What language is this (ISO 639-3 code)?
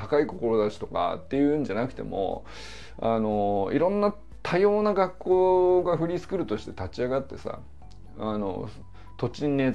jpn